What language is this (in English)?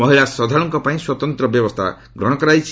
Odia